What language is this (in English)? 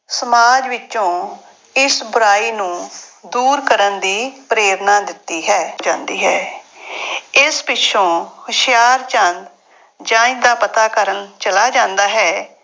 Punjabi